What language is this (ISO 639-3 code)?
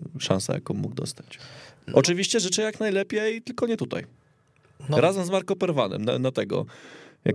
pol